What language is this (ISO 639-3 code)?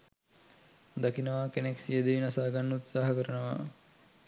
sin